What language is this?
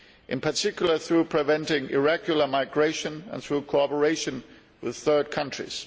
English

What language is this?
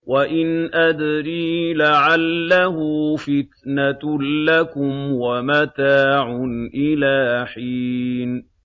Arabic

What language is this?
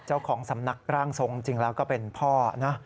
Thai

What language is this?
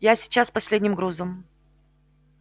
Russian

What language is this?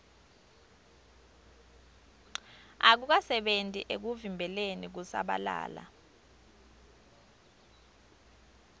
Swati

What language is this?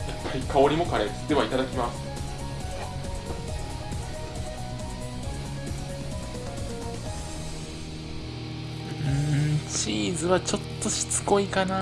Japanese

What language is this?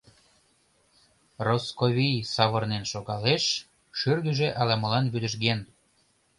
Mari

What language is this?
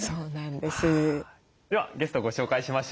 Japanese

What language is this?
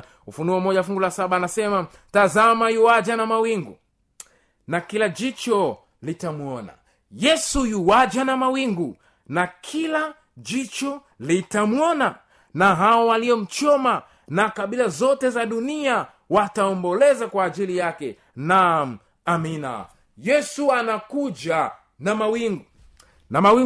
Swahili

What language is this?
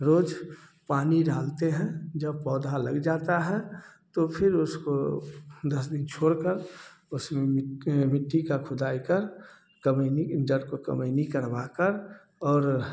Hindi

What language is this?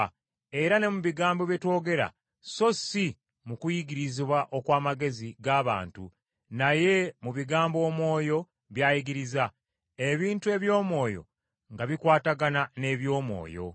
Ganda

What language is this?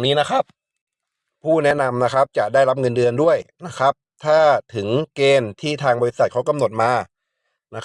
Thai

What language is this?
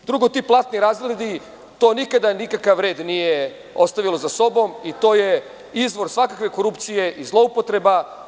Serbian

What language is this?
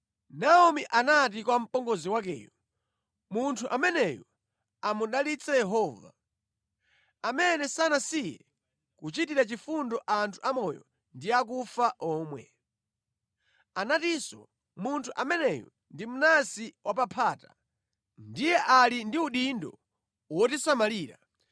Nyanja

